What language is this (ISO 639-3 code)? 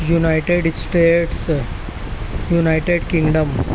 urd